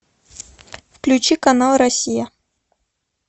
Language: Russian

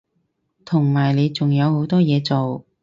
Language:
Cantonese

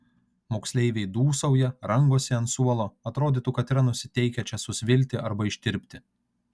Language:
Lithuanian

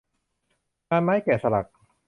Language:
Thai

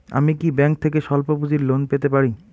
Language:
Bangla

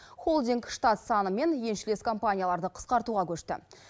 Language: Kazakh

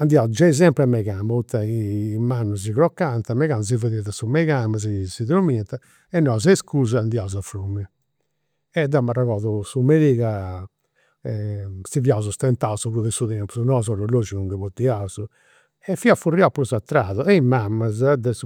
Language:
Campidanese Sardinian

